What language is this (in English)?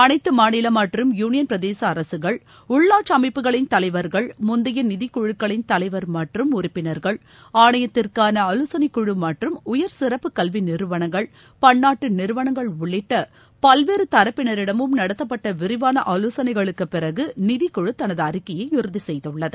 Tamil